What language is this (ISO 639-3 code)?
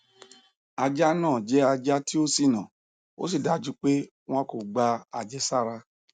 yor